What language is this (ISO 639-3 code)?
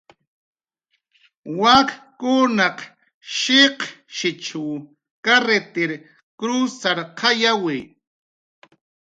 jqr